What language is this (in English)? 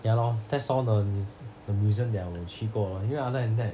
English